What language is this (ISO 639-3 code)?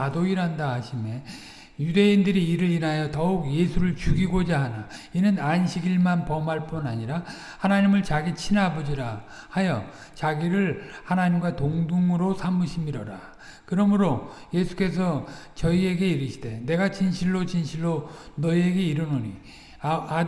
kor